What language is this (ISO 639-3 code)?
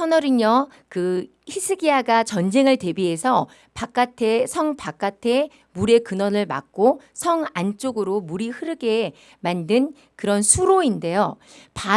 kor